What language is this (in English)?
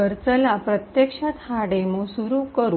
Marathi